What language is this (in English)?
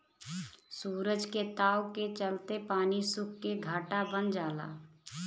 Bhojpuri